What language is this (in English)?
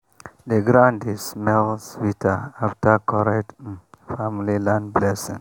Nigerian Pidgin